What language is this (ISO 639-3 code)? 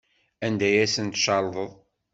kab